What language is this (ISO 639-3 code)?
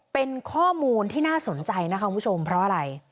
tha